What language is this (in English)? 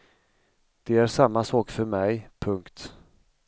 Swedish